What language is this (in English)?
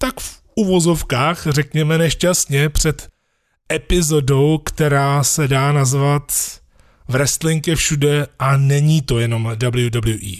Czech